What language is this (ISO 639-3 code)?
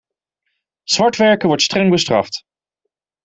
nld